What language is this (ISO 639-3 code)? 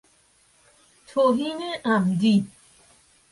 fas